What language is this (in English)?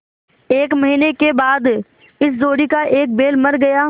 Hindi